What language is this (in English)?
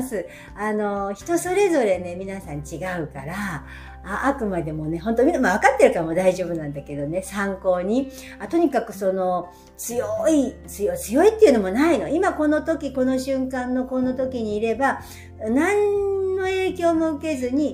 Japanese